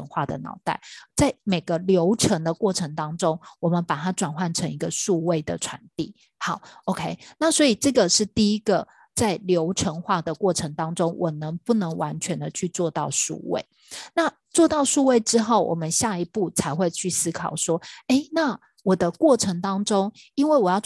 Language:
Chinese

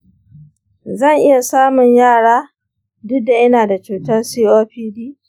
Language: Hausa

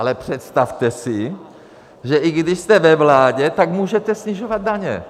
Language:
Czech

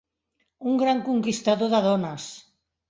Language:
Catalan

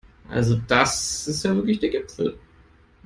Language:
German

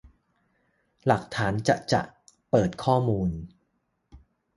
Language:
Thai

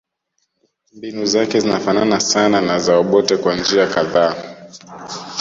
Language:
Swahili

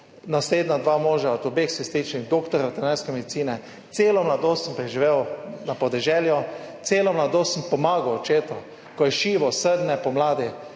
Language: Slovenian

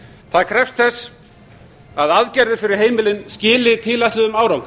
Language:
Icelandic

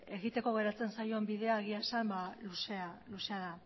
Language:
Basque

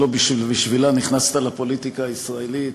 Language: Hebrew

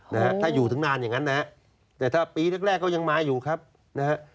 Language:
Thai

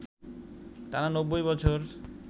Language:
Bangla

